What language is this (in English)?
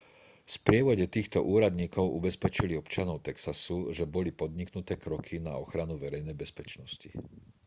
Slovak